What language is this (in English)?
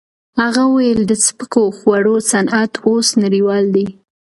Pashto